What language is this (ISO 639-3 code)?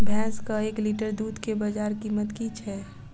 mai